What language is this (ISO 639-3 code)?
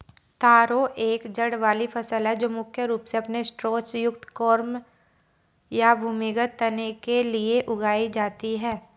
hin